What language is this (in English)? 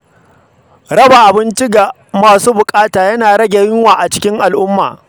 Hausa